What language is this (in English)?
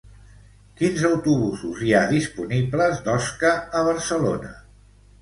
Catalan